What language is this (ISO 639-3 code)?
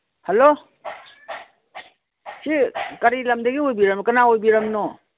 mni